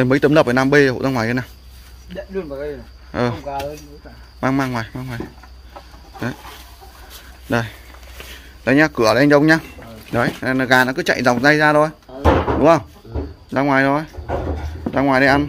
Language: Vietnamese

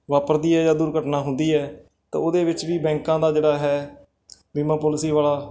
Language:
Punjabi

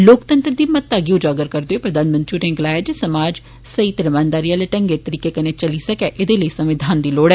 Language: Dogri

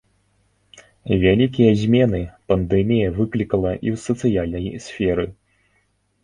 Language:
Belarusian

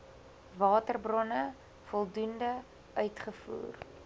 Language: Afrikaans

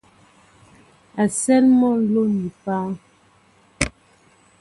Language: Mbo (Cameroon)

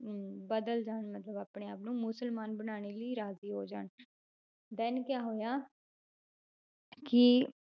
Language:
Punjabi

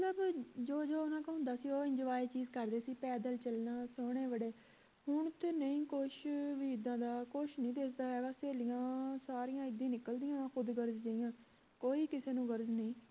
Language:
Punjabi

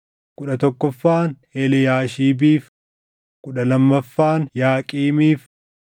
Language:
Oromo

